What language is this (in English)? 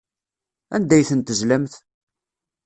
Kabyle